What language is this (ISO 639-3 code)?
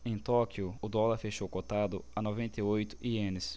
por